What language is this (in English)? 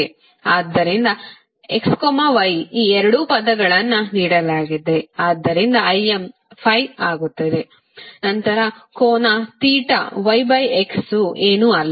Kannada